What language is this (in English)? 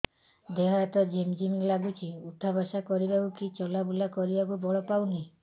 Odia